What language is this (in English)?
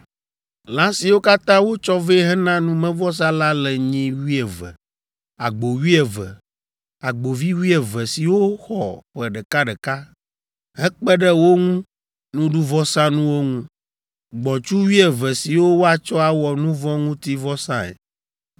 Ewe